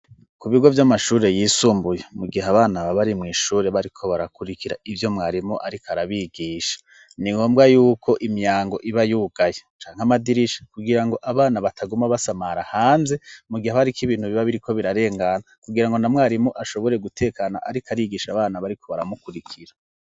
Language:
Rundi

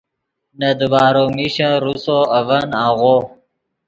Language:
Yidgha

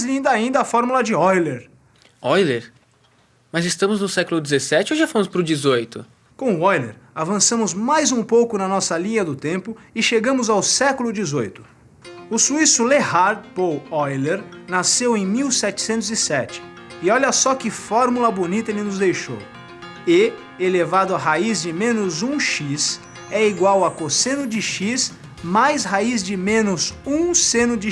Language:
Portuguese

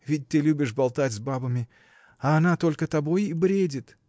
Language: Russian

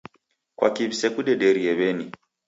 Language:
Taita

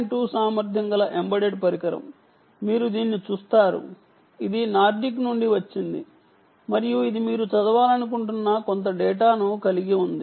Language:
Telugu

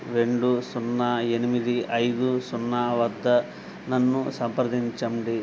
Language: Telugu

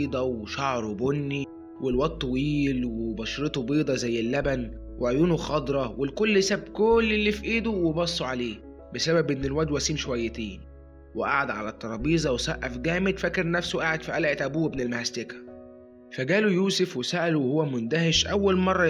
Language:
Arabic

